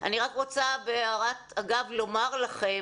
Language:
Hebrew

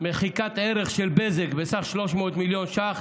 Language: Hebrew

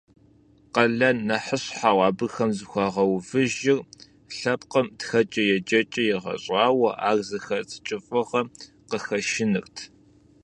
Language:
Kabardian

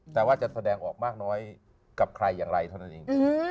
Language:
Thai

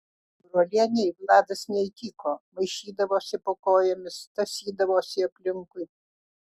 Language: Lithuanian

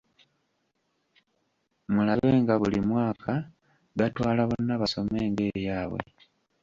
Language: Ganda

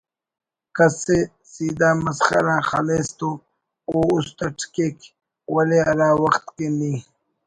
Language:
Brahui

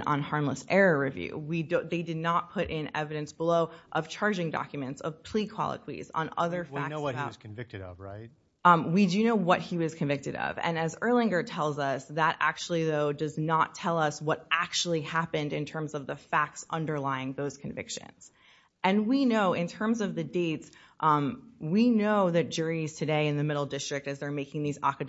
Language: English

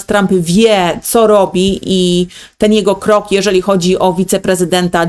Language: Polish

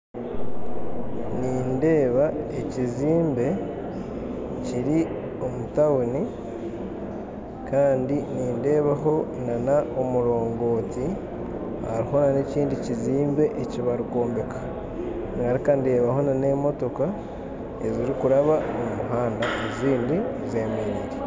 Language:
Nyankole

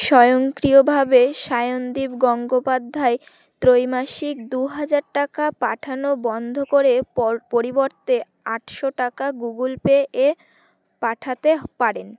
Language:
Bangla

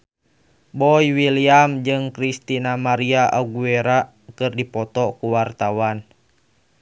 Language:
Sundanese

